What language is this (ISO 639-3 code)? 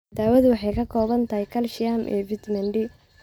som